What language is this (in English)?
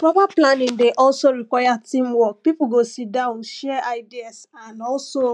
Nigerian Pidgin